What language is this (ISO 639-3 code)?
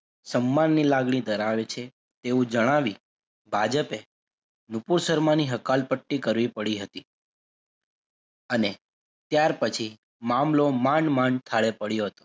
guj